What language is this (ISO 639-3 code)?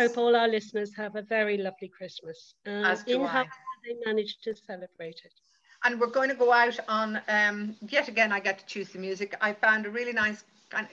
eng